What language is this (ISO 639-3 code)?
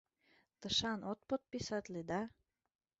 chm